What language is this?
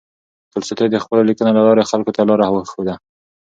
Pashto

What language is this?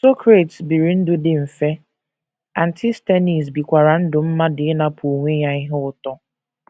Igbo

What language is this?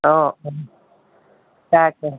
Assamese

